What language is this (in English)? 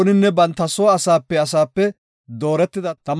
Gofa